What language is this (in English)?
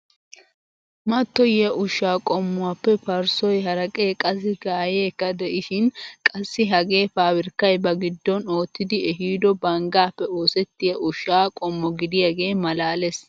Wolaytta